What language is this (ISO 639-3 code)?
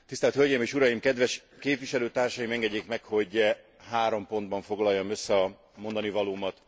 hun